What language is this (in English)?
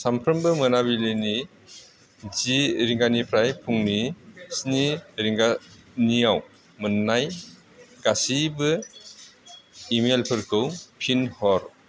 Bodo